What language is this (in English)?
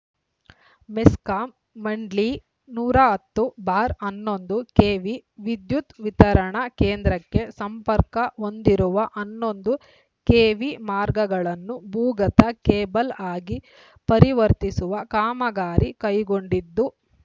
Kannada